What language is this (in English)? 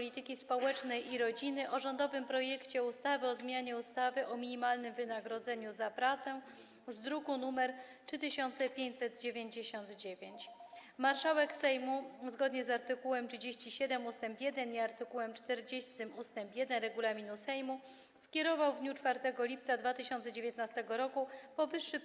Polish